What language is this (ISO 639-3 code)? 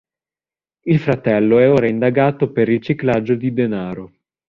ita